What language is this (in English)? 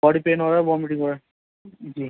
Urdu